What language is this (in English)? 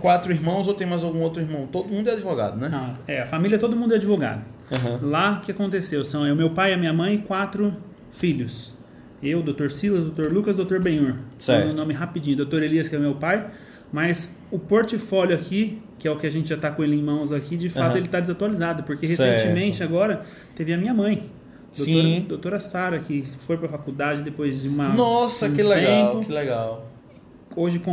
Portuguese